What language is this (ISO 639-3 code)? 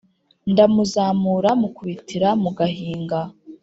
kin